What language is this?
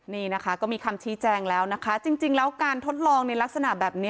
Thai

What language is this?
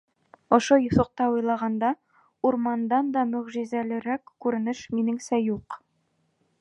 Bashkir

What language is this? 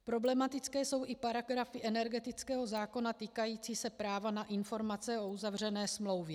Czech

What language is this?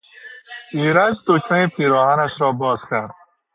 Persian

